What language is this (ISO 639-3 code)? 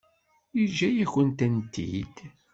kab